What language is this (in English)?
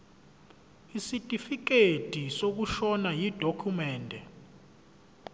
Zulu